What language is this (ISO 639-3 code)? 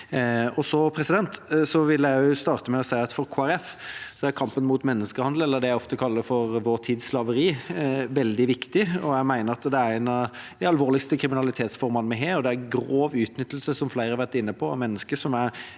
nor